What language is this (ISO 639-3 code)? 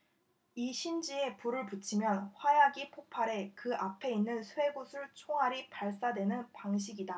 kor